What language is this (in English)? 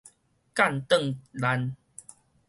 Min Nan Chinese